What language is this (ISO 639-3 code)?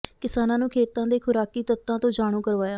pan